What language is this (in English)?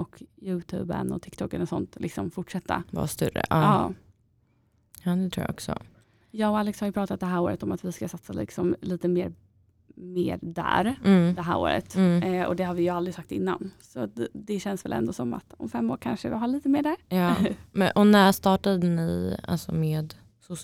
Swedish